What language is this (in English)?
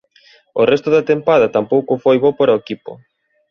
Galician